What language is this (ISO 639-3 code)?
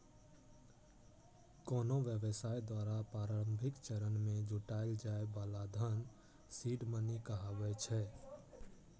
mai